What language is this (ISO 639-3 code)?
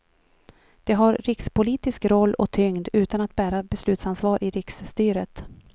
swe